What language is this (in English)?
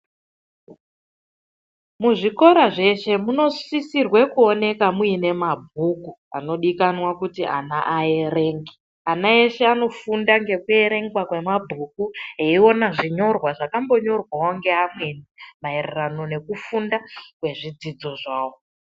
Ndau